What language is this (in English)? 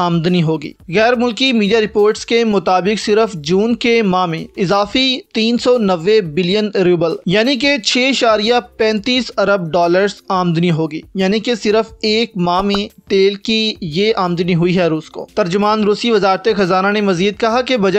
Hindi